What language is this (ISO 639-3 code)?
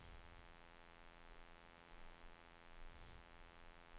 swe